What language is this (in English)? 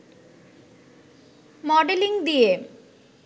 Bangla